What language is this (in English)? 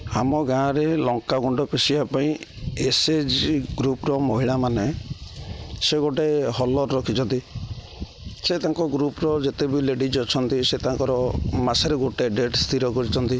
Odia